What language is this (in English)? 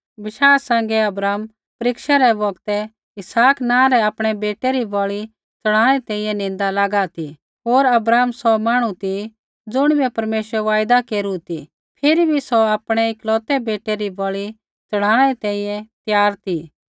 Kullu Pahari